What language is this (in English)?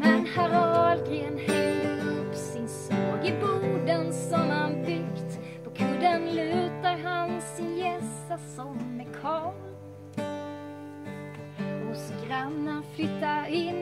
Dutch